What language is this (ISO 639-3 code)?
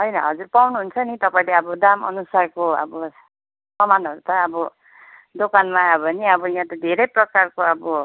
nep